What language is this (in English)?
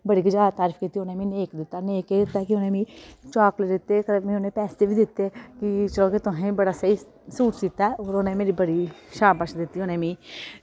Dogri